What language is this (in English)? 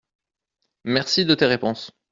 French